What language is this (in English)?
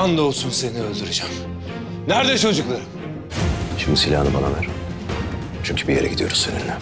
Turkish